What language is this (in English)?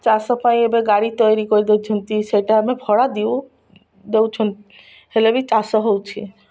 Odia